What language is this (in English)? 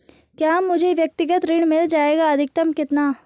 Hindi